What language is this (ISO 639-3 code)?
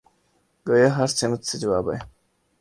urd